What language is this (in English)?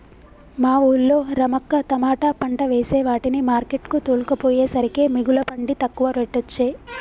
Telugu